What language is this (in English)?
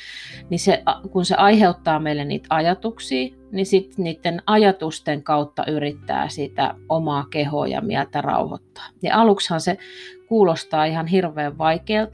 Finnish